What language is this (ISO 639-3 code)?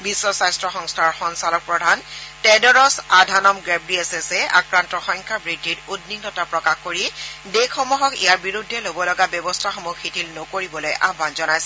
asm